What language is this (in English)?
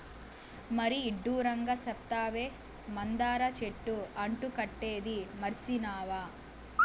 Telugu